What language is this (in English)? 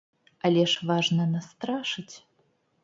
Belarusian